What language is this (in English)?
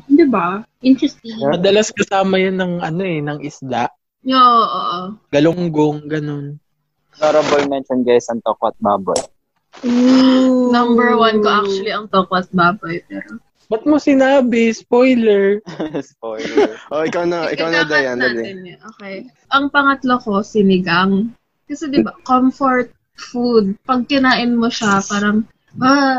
Filipino